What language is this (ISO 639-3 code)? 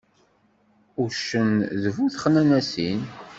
kab